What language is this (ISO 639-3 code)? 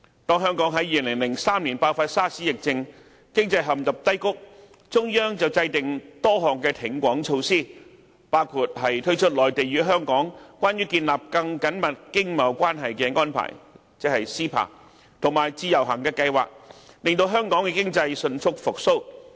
yue